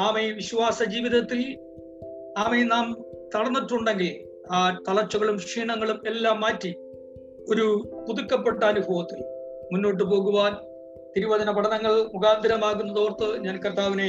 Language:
Malayalam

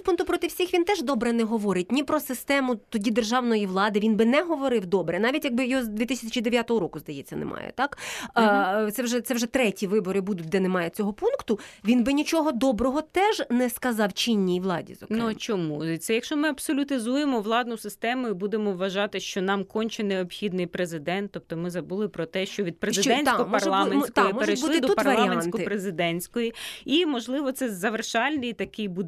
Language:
Ukrainian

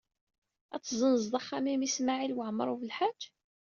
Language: Kabyle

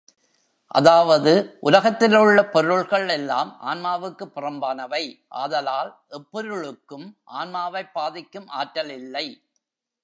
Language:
Tamil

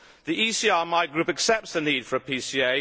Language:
English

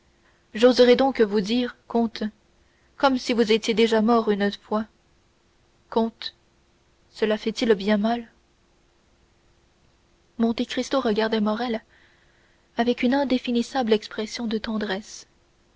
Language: French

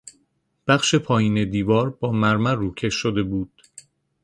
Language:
Persian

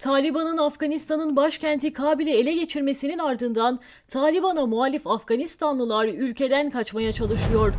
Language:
Turkish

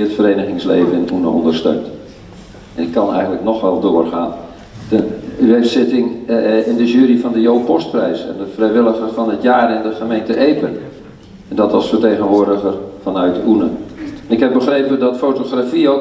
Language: Dutch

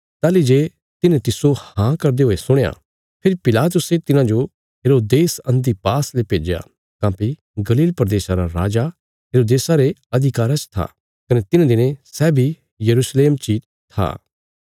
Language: Bilaspuri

